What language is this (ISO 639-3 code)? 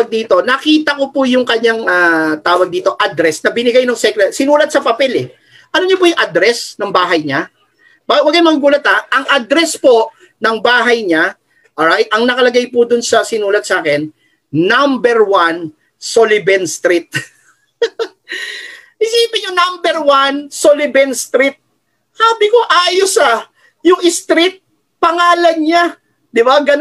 fil